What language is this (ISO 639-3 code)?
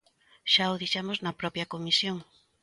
glg